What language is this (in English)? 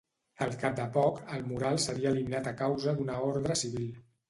Catalan